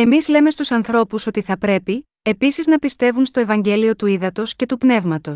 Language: Greek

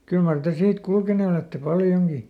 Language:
Finnish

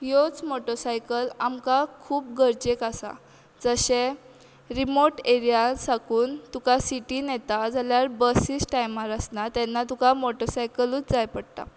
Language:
Konkani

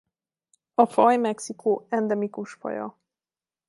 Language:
Hungarian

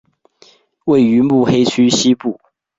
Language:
Chinese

